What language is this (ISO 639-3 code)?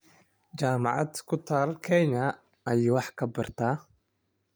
som